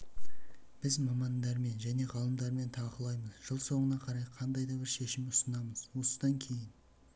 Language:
Kazakh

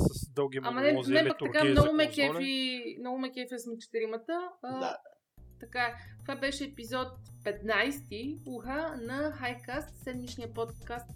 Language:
Bulgarian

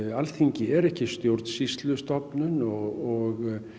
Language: Icelandic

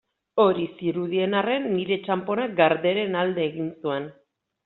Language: Basque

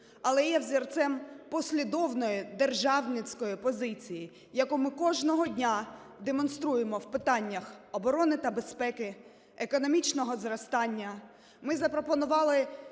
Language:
Ukrainian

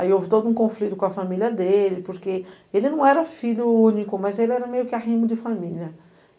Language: Portuguese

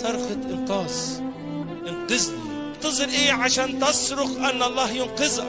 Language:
Arabic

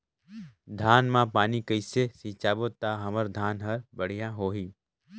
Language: Chhattisgarhi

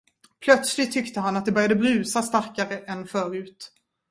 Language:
Swedish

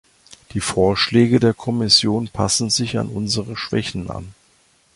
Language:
German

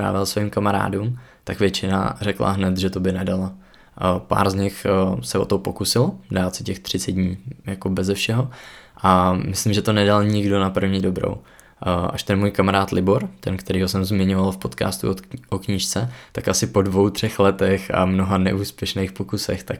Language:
Czech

